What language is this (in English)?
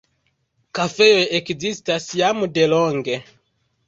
Esperanto